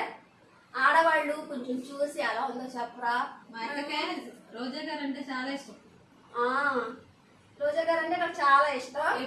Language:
Telugu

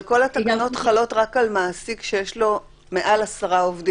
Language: Hebrew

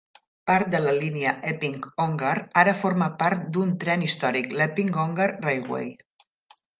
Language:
Catalan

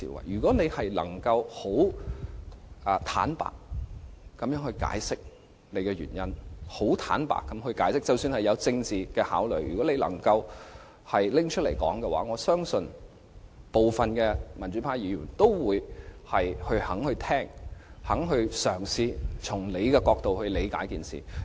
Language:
Cantonese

